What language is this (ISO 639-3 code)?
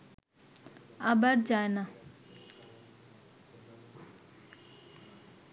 ben